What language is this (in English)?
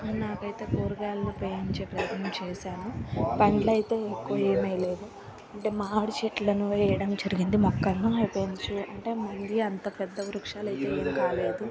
Telugu